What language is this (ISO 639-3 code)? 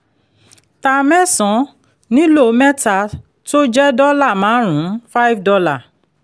yor